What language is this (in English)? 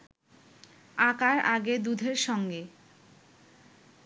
Bangla